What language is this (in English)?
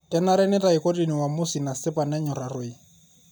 Masai